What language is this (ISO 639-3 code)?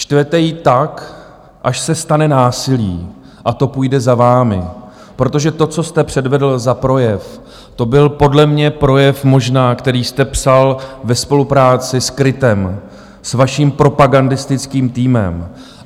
ces